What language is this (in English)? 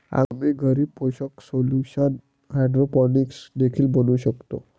Marathi